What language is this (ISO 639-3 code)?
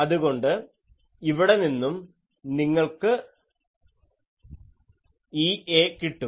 mal